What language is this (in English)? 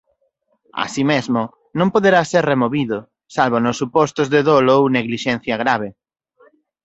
Galician